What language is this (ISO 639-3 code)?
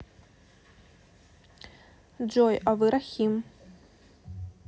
rus